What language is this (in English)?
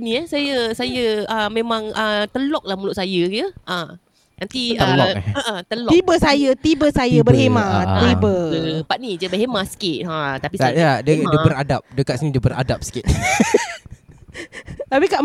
Malay